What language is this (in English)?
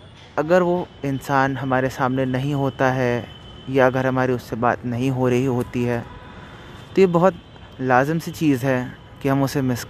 Hindi